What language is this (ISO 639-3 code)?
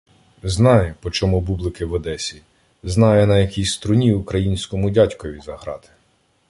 ukr